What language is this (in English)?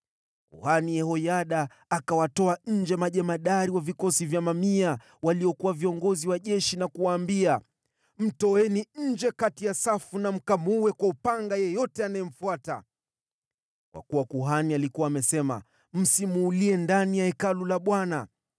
Swahili